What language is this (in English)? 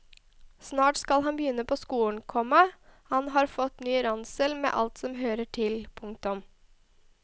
Norwegian